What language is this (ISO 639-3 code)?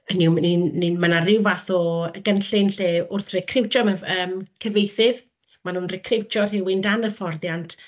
cym